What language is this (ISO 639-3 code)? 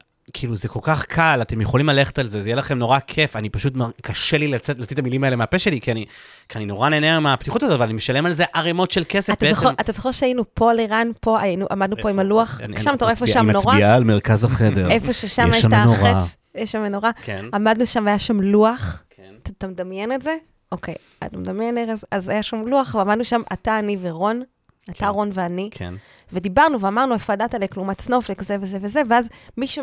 heb